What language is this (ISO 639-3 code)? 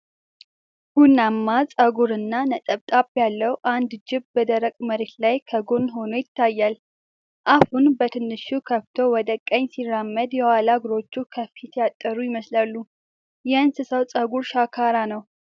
amh